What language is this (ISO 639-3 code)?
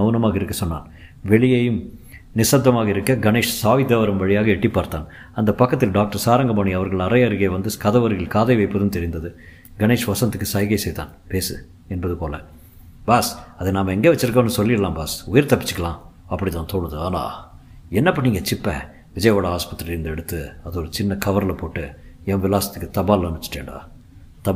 tam